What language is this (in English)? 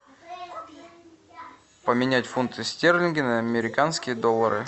Russian